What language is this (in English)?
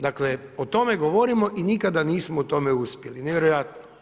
Croatian